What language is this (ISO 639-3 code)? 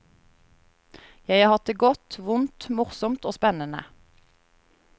nor